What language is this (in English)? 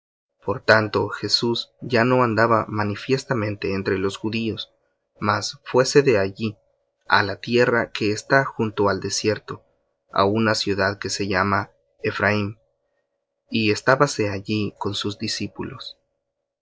Spanish